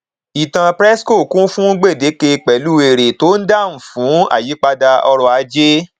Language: Yoruba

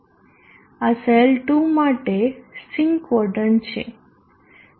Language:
Gujarati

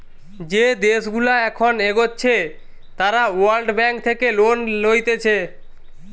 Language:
Bangla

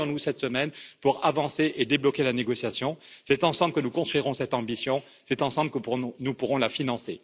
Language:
French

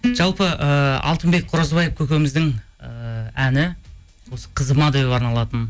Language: Kazakh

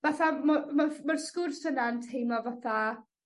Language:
Welsh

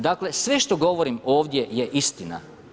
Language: Croatian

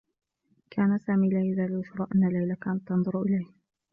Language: Arabic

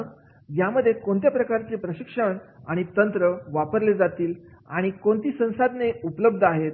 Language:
Marathi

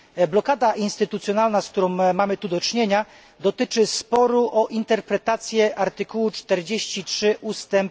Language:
Polish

